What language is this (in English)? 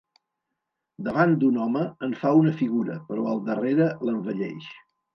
Catalan